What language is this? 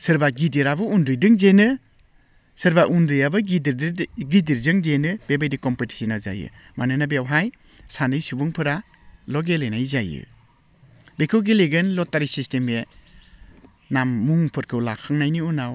Bodo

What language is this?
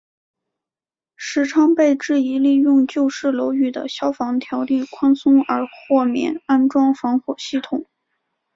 Chinese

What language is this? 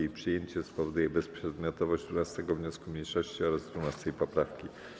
Polish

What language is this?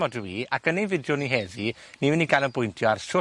Welsh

